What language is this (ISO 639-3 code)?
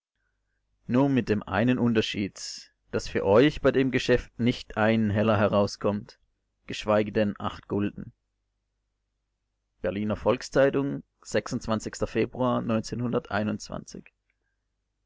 deu